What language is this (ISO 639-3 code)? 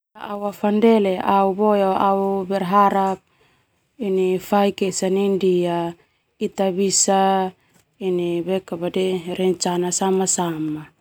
twu